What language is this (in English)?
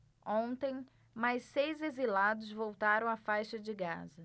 Portuguese